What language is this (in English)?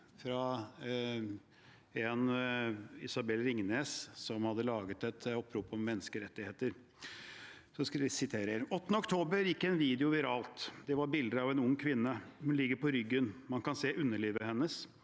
Norwegian